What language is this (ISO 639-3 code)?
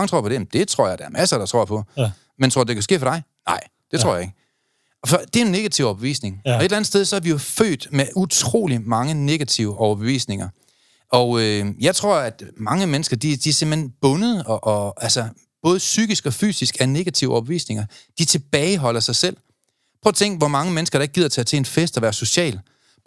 dan